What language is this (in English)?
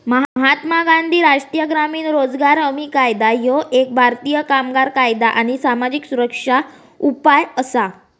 Marathi